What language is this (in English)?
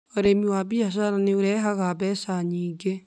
Kikuyu